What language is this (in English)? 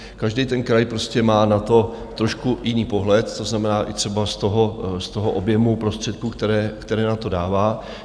Czech